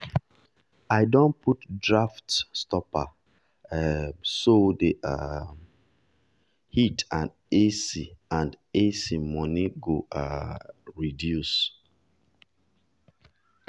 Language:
Nigerian Pidgin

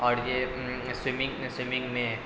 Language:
Urdu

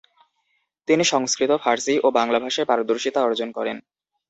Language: Bangla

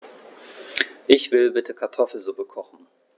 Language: German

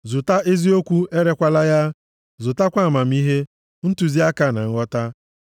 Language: Igbo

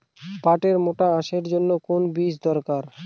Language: Bangla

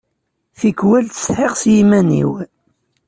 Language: Kabyle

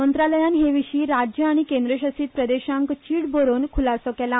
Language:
Konkani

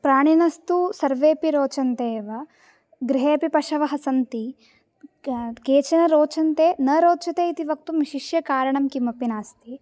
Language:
Sanskrit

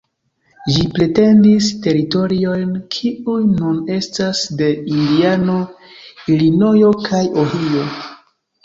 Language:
Esperanto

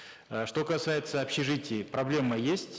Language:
Kazakh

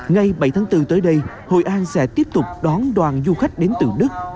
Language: Vietnamese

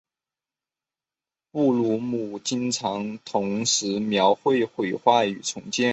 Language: Chinese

